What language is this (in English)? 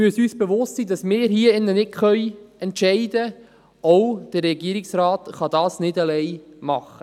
Swiss German